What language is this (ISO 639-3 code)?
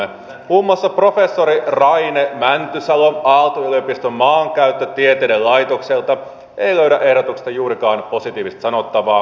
fin